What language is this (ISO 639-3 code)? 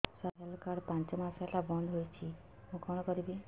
ori